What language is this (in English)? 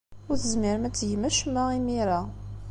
Kabyle